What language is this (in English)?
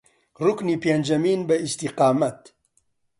Central Kurdish